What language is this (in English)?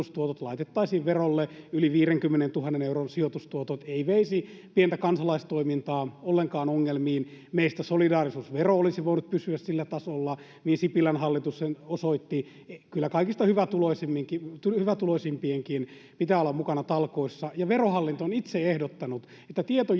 Finnish